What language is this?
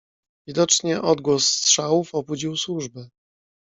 Polish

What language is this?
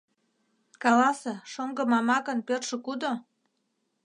Mari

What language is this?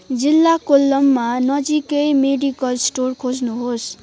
Nepali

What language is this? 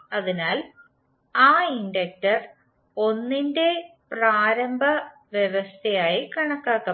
Malayalam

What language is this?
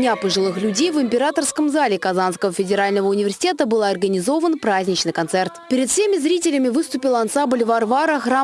Russian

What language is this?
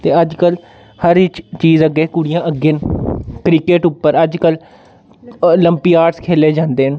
Dogri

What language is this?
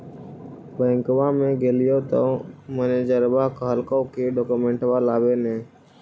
Magahi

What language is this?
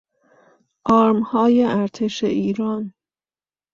Persian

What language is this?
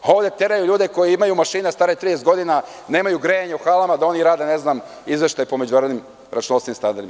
Serbian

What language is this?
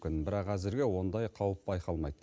Kazakh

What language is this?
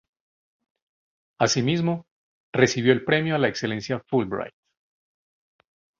Spanish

